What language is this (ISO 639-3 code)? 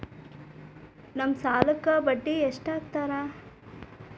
kan